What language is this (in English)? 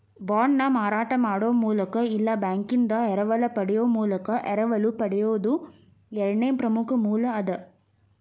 Kannada